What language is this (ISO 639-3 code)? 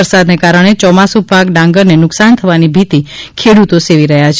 guj